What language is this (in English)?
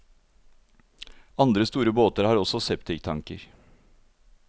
Norwegian